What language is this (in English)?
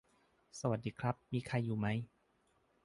Thai